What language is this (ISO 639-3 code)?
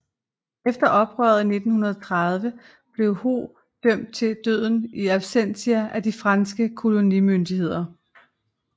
dan